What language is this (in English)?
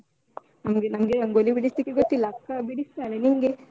Kannada